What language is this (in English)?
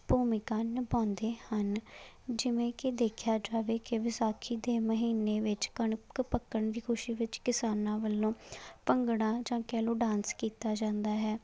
Punjabi